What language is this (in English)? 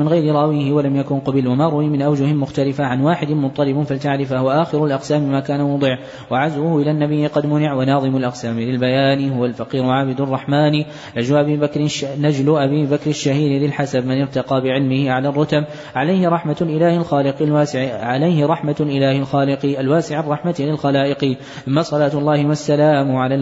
Arabic